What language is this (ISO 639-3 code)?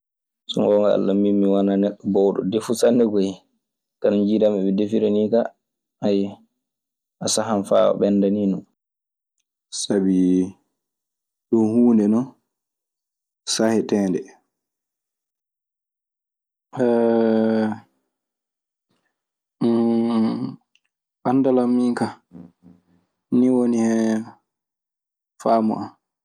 ffm